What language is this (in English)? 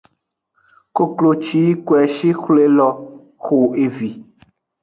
Aja (Benin)